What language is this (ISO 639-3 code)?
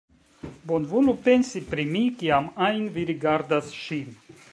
epo